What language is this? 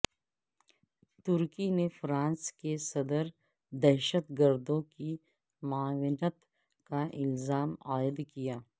Urdu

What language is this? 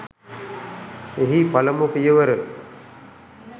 Sinhala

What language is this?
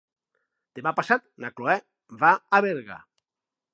Catalan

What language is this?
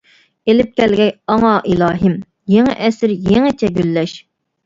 Uyghur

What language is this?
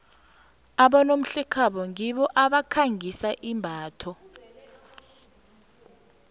South Ndebele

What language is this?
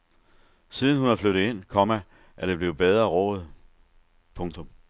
Danish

